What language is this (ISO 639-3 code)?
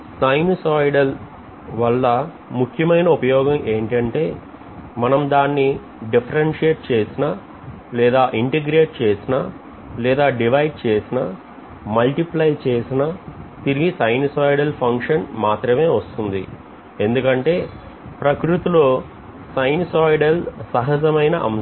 tel